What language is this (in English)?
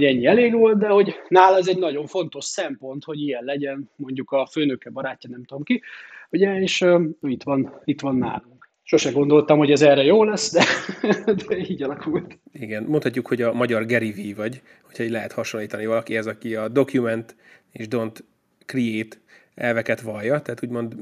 Hungarian